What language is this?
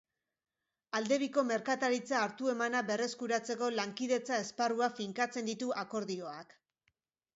Basque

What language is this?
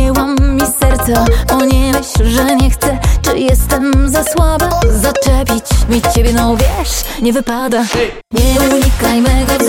Polish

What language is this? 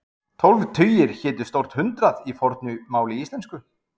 Icelandic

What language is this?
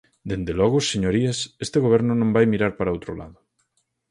Galician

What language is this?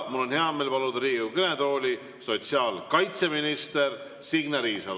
Estonian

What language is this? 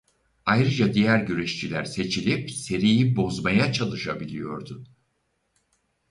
Turkish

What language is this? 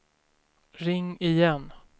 Swedish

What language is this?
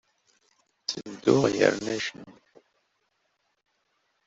Kabyle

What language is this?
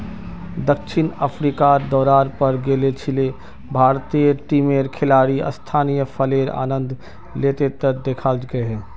Magahi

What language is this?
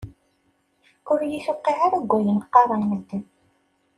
Kabyle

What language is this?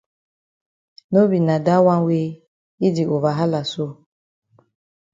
Cameroon Pidgin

